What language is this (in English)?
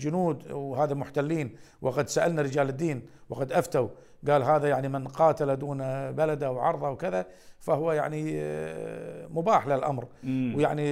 Arabic